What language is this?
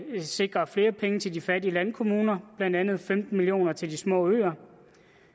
Danish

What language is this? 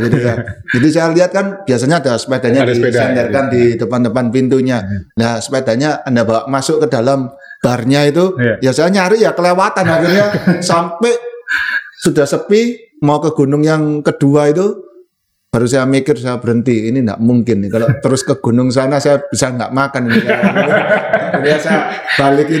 Indonesian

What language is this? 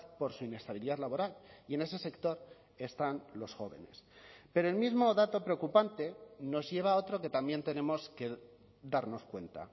Spanish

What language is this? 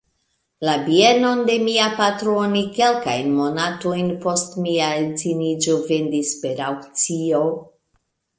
Esperanto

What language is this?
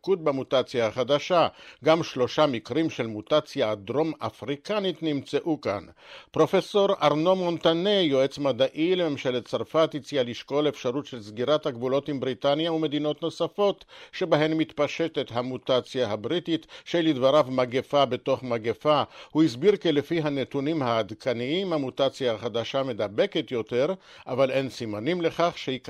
Hebrew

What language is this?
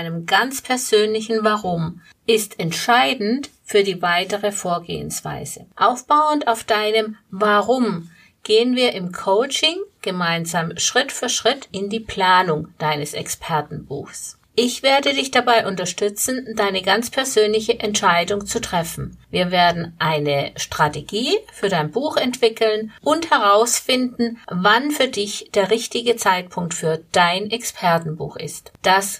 German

